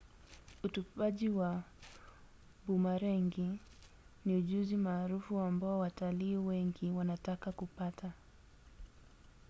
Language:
Swahili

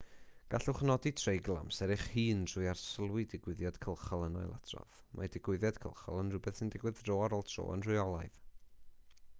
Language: Welsh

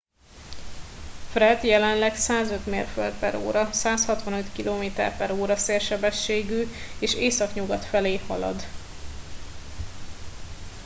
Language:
Hungarian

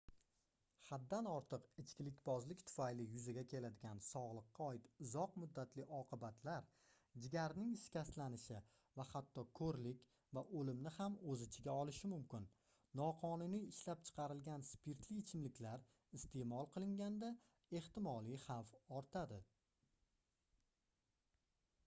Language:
Uzbek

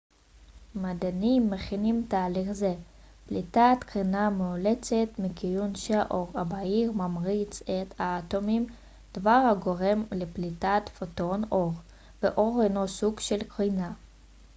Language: Hebrew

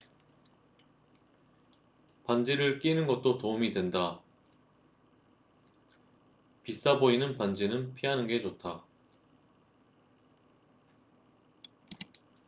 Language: Korean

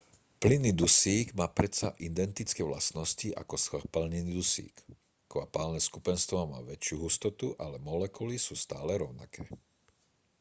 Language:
Slovak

